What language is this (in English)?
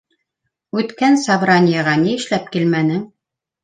Bashkir